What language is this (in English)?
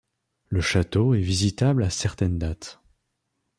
French